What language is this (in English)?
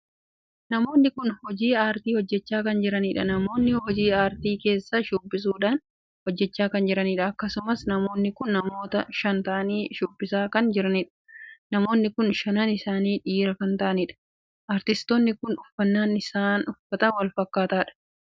Oromo